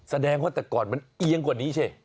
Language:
Thai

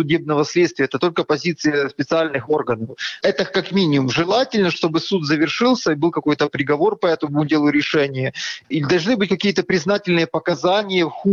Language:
Russian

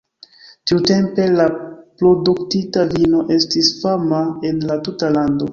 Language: Esperanto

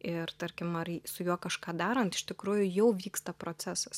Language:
Lithuanian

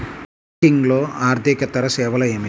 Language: Telugu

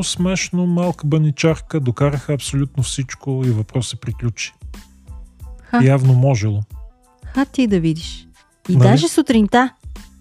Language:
Bulgarian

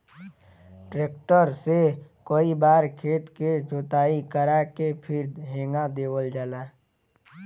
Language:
Bhojpuri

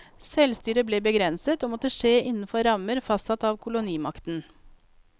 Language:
Norwegian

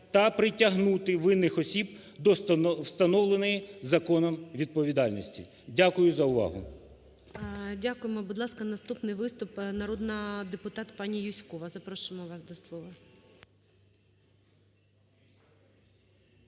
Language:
Ukrainian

